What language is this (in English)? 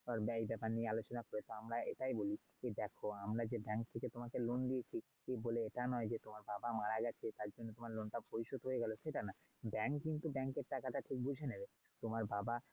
Bangla